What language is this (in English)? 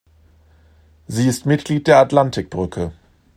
German